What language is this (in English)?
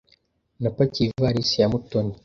Kinyarwanda